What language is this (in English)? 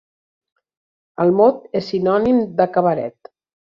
Catalan